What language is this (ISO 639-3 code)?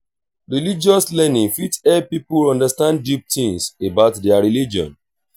pcm